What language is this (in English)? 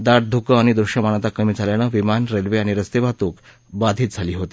Marathi